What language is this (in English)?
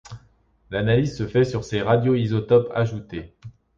French